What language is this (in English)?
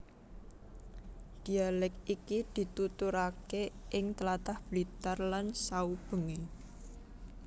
Javanese